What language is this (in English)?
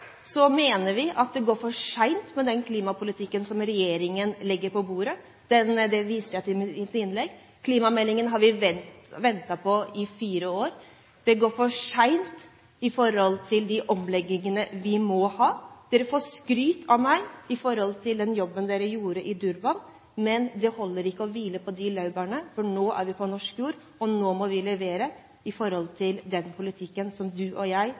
Norwegian Bokmål